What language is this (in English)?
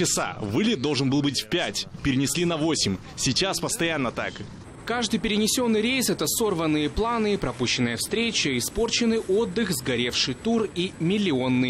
Russian